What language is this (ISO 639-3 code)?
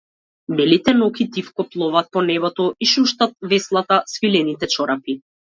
mkd